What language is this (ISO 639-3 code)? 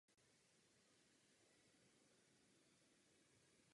ces